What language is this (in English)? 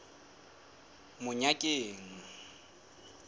Southern Sotho